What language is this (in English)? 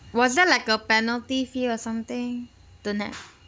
English